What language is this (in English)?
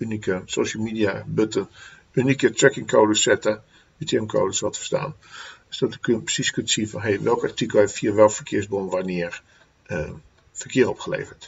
Dutch